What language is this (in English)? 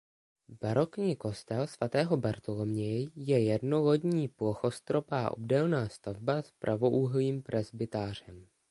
Czech